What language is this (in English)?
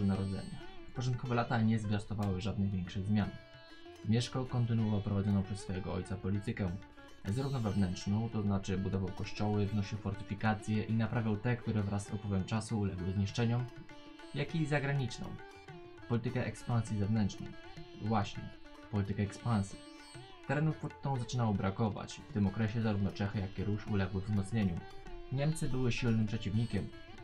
Polish